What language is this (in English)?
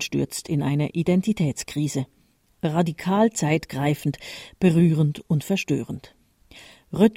German